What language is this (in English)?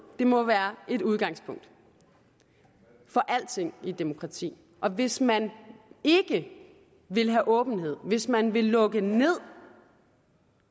Danish